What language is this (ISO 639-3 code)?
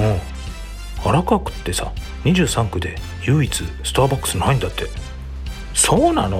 jpn